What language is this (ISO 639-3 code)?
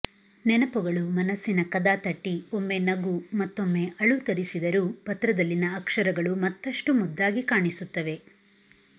kan